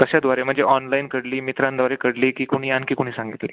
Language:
Marathi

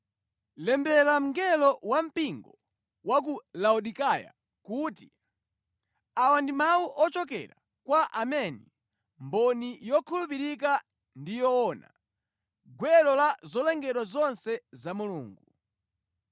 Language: Nyanja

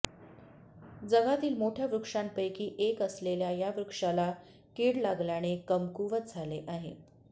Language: Marathi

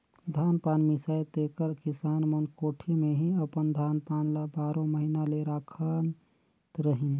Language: Chhattisgarhi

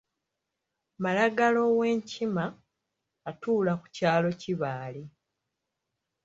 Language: Ganda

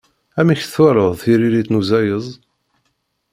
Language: Kabyle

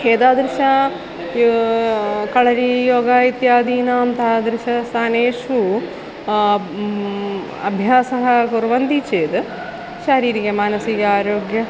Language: Sanskrit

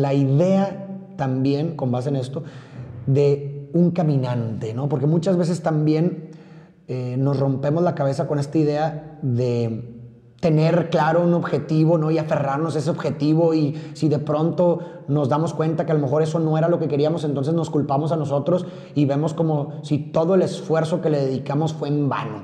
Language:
Spanish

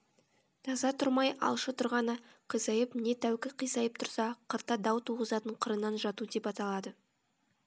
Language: Kazakh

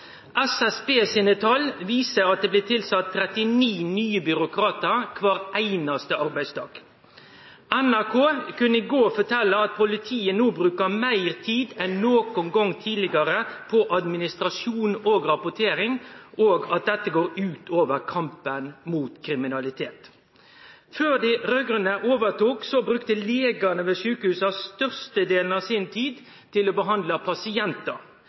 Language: Norwegian Nynorsk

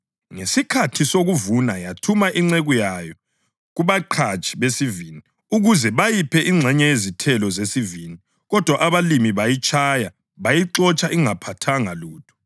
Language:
North Ndebele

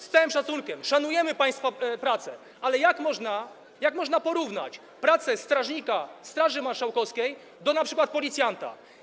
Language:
Polish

